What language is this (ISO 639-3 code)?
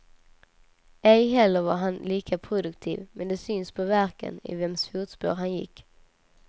swe